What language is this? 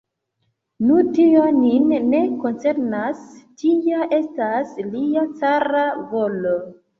Esperanto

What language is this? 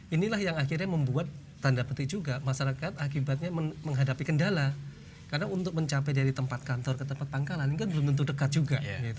Indonesian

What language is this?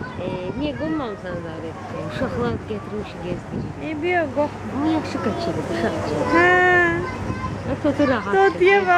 Turkish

